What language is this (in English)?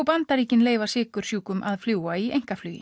Icelandic